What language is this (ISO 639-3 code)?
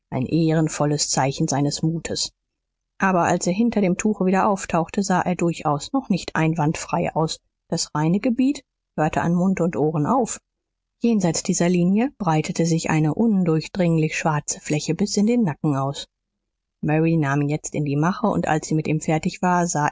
deu